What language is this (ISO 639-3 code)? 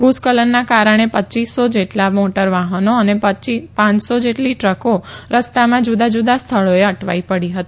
guj